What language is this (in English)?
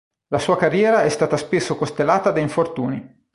Italian